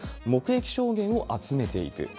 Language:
Japanese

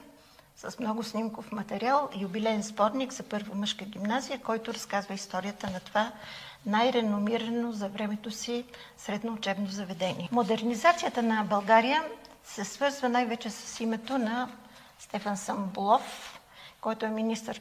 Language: Bulgarian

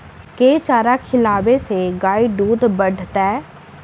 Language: Maithili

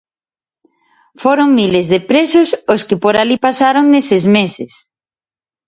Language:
Galician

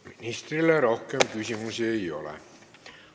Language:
Estonian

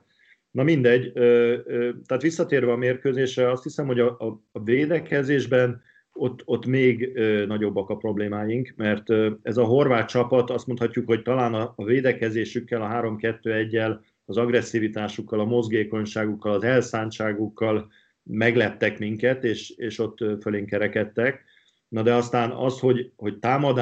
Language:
Hungarian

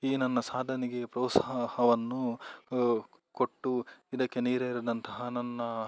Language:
Kannada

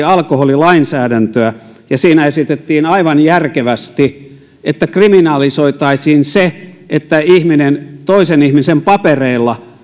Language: Finnish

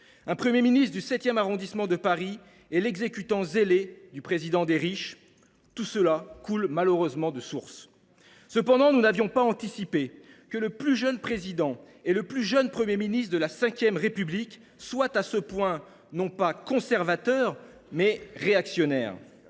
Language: French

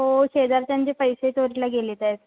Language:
Marathi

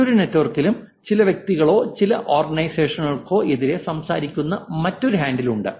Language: Malayalam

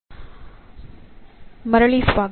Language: Kannada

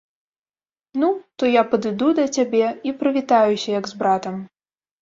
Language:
Belarusian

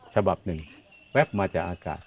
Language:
Thai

